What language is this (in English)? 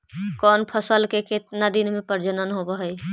Magahi